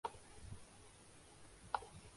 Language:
Urdu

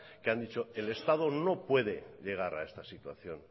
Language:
Spanish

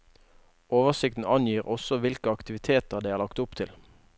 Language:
Norwegian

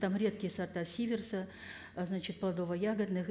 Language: Kazakh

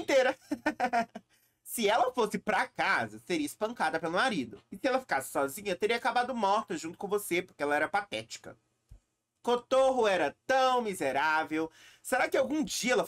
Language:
Portuguese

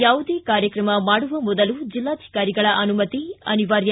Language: Kannada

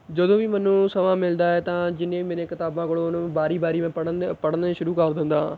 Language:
Punjabi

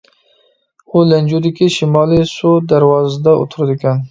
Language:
Uyghur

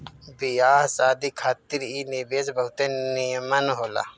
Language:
Bhojpuri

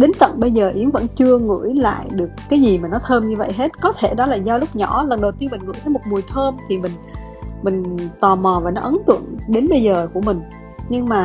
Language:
Vietnamese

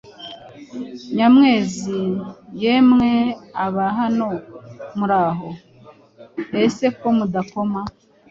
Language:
Kinyarwanda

